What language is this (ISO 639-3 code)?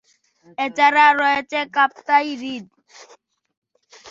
ben